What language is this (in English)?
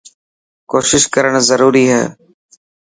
Dhatki